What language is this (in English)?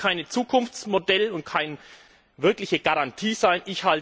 German